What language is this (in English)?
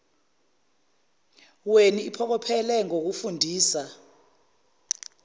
Zulu